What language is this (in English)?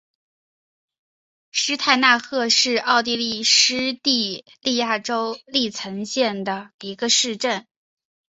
Chinese